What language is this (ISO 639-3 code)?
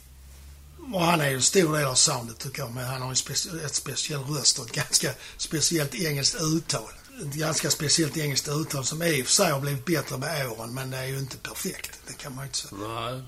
swe